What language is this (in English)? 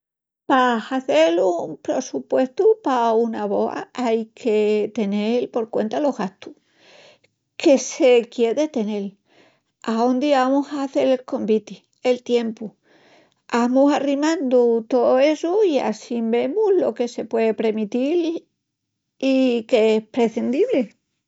Extremaduran